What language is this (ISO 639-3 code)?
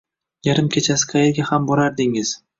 uzb